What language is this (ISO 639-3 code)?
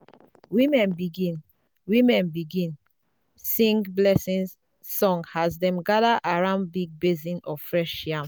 pcm